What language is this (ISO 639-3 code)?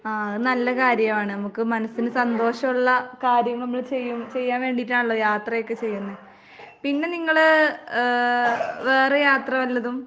mal